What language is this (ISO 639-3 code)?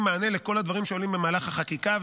heb